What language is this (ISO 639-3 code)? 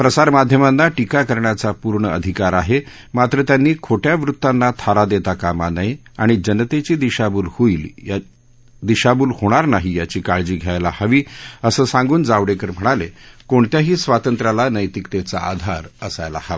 mar